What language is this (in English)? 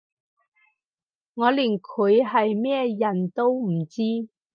Cantonese